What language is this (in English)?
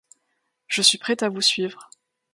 French